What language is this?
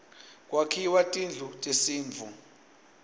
Swati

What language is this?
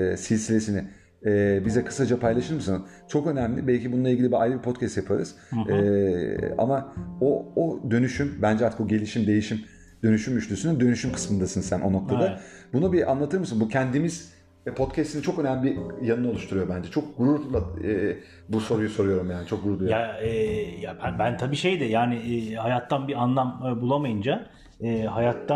Turkish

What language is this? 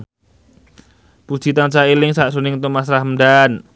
Javanese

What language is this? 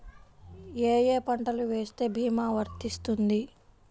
Telugu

